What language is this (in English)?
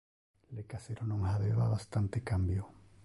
Interlingua